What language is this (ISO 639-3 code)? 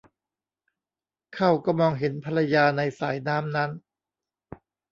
tha